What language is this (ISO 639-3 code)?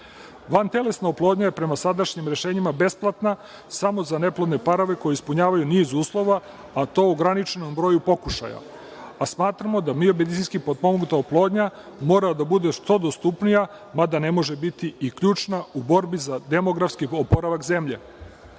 srp